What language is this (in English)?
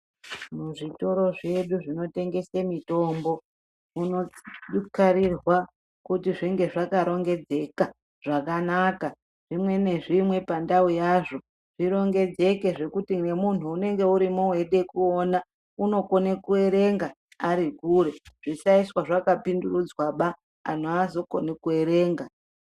Ndau